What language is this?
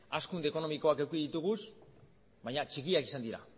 Basque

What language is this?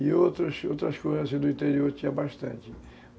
Portuguese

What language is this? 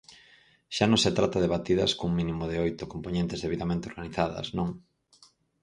Galician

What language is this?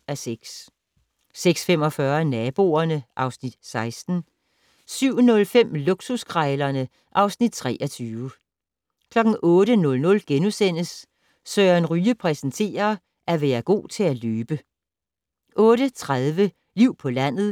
Danish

